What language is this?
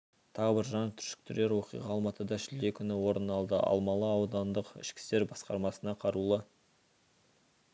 Kazakh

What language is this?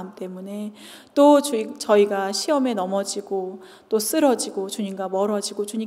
Korean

